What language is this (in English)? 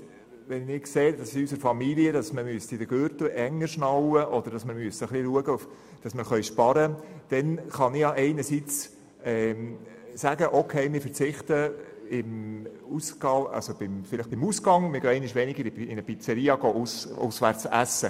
Swiss German